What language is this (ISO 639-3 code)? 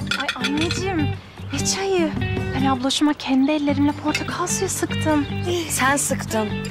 tur